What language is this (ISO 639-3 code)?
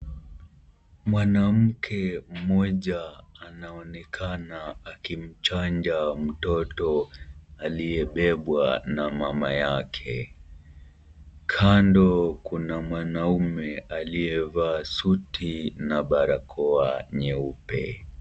swa